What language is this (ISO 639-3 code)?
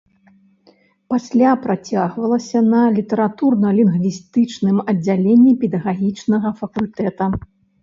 bel